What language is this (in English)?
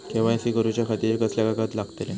Marathi